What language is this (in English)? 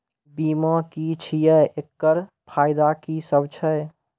Maithili